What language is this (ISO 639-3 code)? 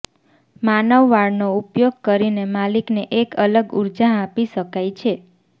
guj